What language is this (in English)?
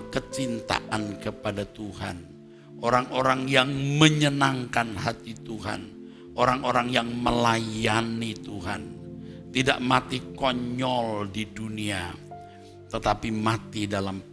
Indonesian